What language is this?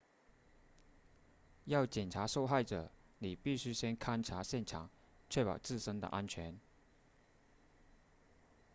Chinese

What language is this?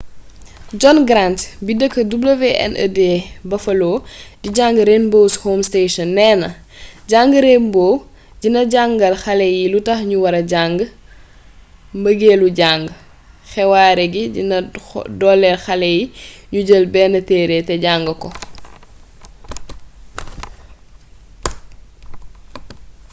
Wolof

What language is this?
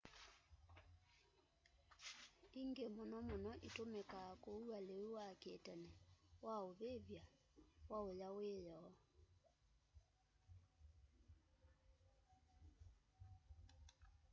Kamba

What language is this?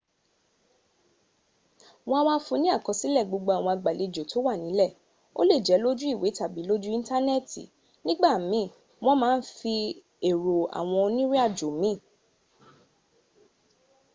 Yoruba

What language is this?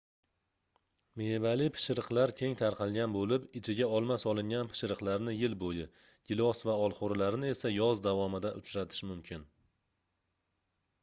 Uzbek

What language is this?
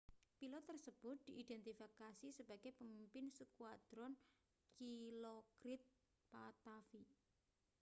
Indonesian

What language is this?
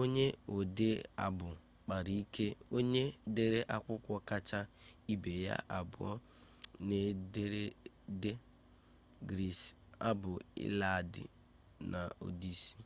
Igbo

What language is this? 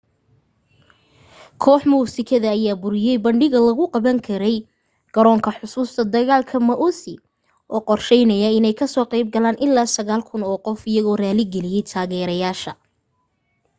Somali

